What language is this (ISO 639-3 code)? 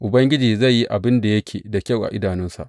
hau